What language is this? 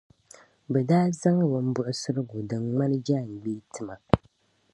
Dagbani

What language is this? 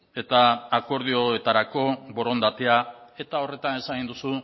Basque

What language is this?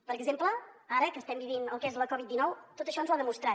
Catalan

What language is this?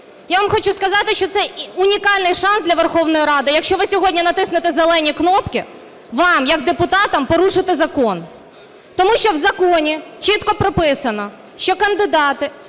Ukrainian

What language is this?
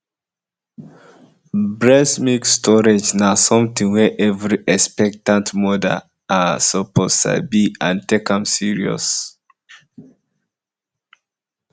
Nigerian Pidgin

